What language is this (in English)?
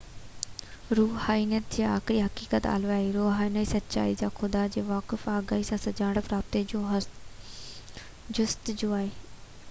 Sindhi